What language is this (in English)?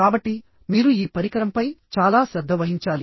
Telugu